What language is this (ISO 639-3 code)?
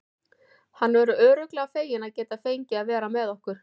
isl